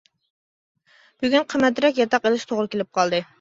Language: Uyghur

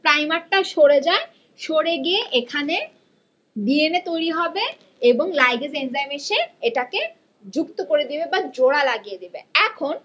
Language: Bangla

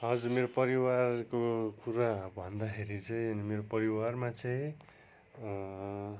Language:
Nepali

